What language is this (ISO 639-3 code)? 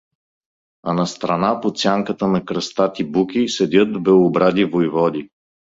bul